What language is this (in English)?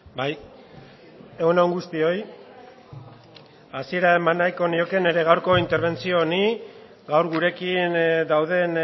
Basque